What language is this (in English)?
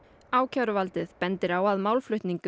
Icelandic